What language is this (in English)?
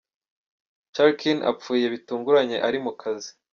Kinyarwanda